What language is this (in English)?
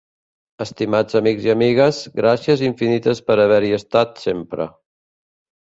Catalan